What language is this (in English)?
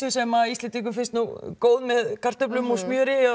Icelandic